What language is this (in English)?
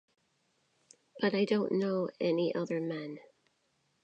English